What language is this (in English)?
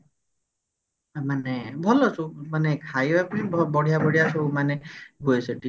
Odia